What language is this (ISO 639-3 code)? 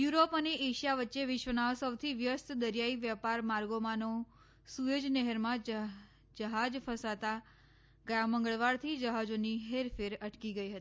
guj